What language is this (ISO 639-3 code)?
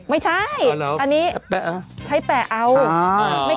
tha